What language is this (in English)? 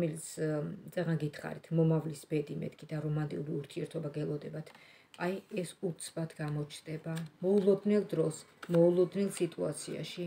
Romanian